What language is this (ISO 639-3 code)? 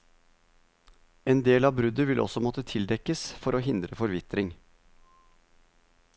nor